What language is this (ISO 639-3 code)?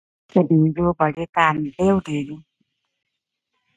tha